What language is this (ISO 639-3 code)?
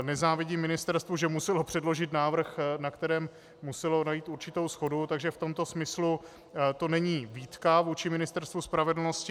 ces